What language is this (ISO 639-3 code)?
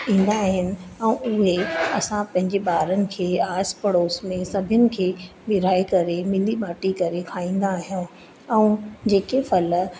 snd